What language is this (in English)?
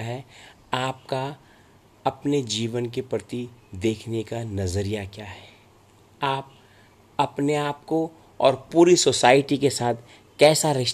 Hindi